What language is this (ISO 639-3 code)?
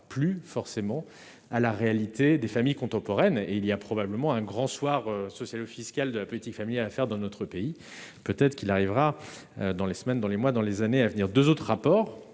fra